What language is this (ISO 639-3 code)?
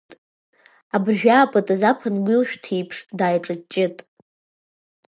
abk